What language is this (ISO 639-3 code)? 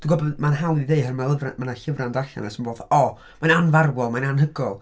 cym